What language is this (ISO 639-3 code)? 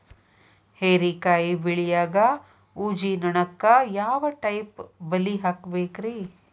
kan